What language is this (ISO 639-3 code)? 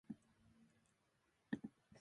jpn